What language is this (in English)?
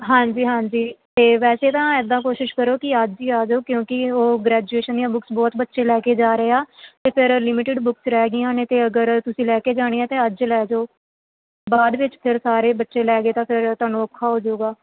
Punjabi